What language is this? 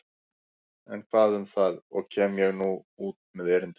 Icelandic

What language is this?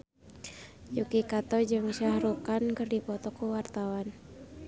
Sundanese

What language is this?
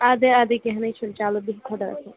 Kashmiri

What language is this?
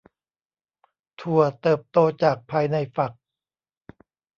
Thai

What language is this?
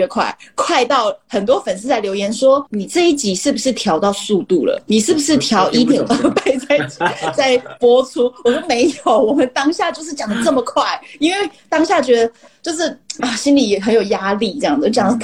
Chinese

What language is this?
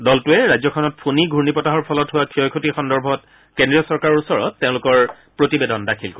Assamese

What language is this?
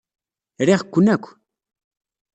Kabyle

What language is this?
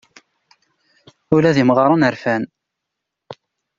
Kabyle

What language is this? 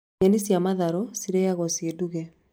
Kikuyu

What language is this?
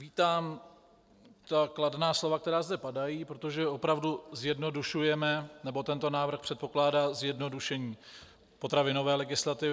Czech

